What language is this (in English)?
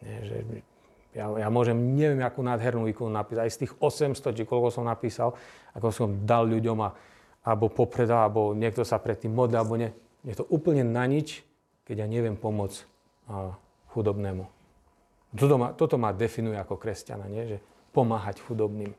Slovak